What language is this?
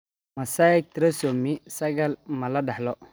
Somali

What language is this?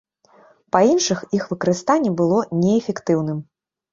Belarusian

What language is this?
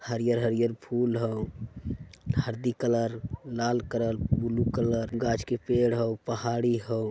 Magahi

